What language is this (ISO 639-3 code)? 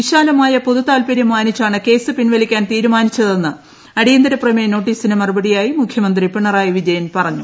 mal